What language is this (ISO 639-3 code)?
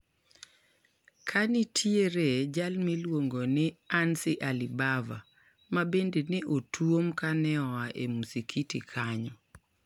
luo